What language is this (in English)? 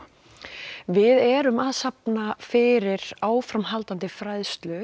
Icelandic